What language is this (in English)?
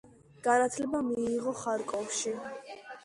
Georgian